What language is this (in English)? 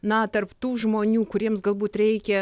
Lithuanian